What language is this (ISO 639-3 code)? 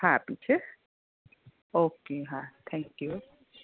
guj